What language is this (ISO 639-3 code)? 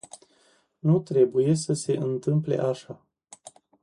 ron